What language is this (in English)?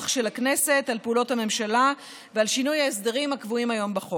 Hebrew